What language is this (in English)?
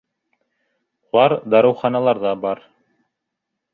Bashkir